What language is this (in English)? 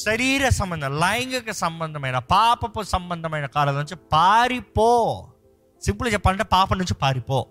Telugu